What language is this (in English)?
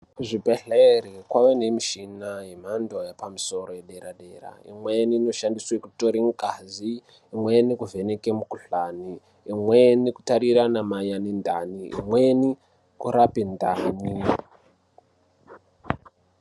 Ndau